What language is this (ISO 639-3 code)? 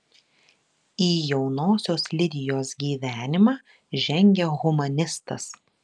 lit